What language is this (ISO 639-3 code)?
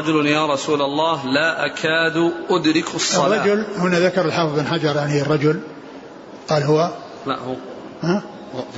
ara